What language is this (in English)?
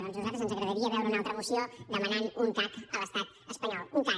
Catalan